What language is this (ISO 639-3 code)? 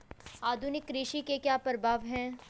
hin